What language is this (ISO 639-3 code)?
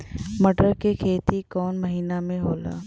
bho